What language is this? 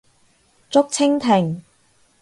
Cantonese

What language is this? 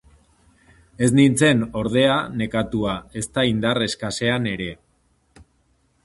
Basque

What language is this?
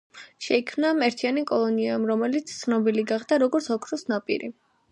Georgian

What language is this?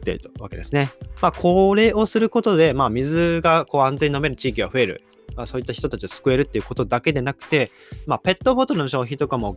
Japanese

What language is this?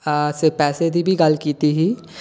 Dogri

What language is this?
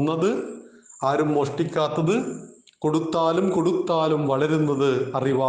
Malayalam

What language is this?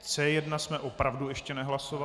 Czech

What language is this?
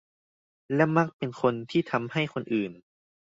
Thai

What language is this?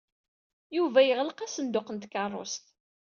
Kabyle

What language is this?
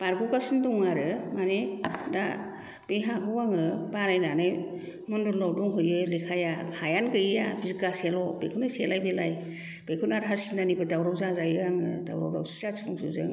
Bodo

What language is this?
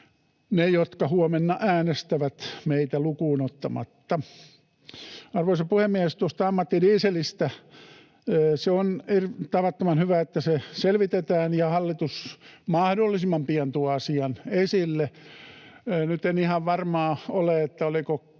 Finnish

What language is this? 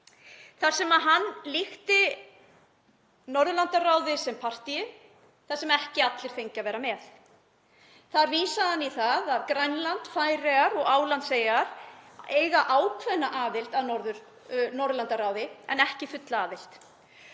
Icelandic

